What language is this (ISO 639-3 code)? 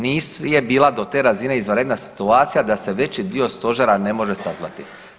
hrv